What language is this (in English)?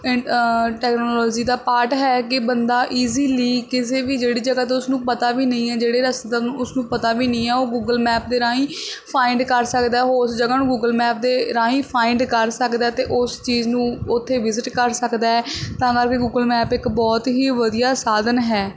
Punjabi